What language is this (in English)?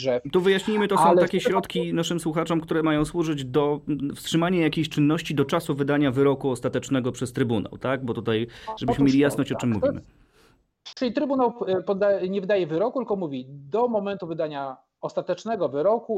Polish